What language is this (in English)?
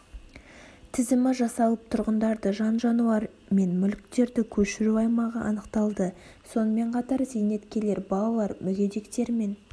Kazakh